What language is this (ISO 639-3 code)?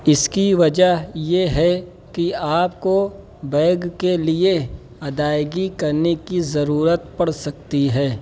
urd